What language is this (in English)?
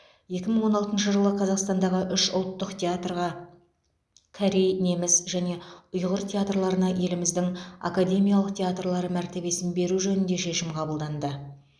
Kazakh